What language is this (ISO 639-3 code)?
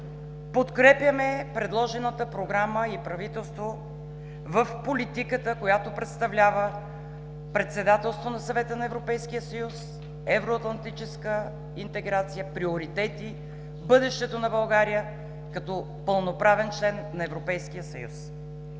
bul